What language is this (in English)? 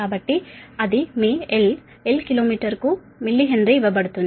Telugu